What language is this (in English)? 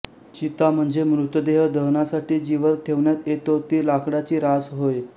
Marathi